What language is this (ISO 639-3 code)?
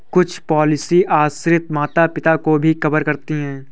hin